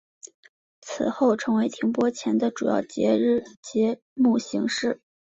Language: Chinese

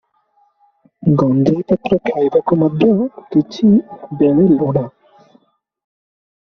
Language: Odia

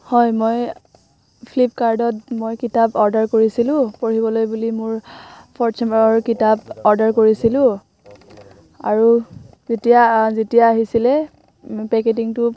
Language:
Assamese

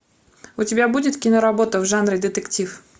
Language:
Russian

